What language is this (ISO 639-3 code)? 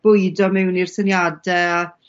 cym